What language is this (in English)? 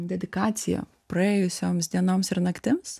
Lithuanian